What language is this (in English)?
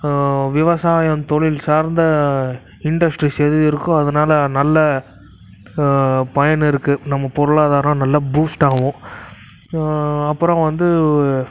Tamil